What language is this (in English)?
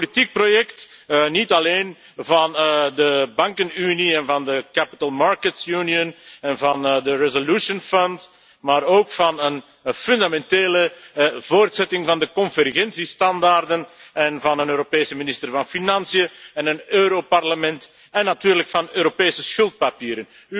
Dutch